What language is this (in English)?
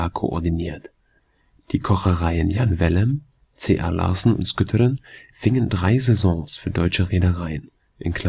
German